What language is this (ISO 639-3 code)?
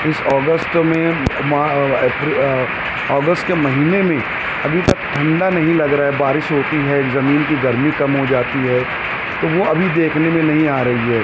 urd